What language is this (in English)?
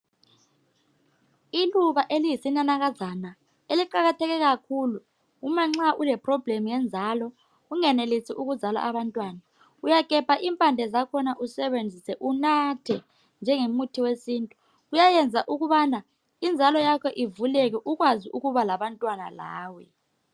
North Ndebele